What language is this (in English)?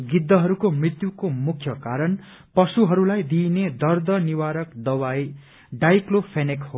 Nepali